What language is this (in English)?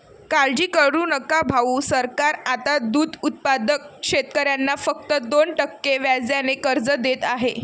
Marathi